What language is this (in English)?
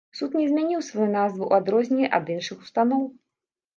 Belarusian